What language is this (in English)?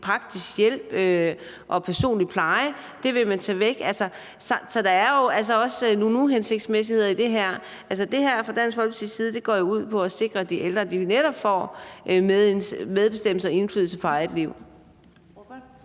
Danish